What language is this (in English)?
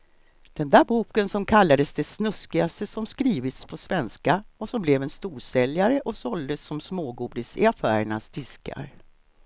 Swedish